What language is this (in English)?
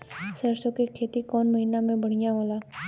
Bhojpuri